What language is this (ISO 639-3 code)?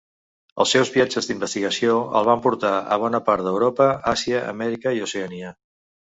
cat